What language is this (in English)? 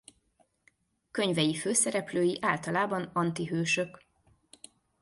Hungarian